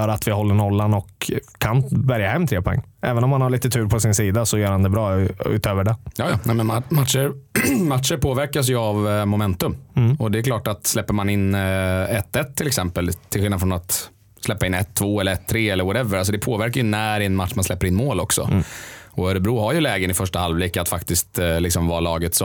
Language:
Swedish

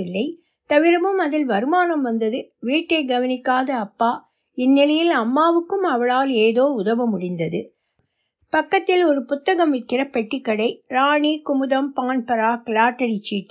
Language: Tamil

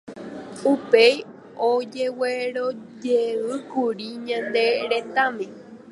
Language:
Guarani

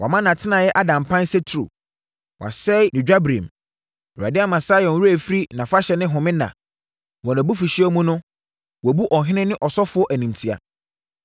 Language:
Akan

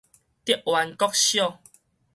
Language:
Min Nan Chinese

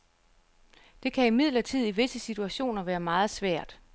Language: Danish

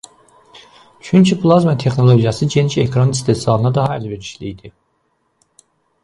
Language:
Azerbaijani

